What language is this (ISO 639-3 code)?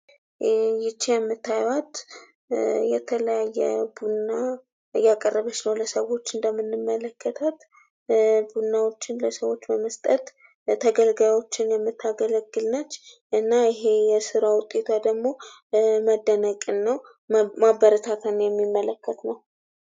amh